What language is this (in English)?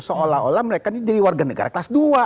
Indonesian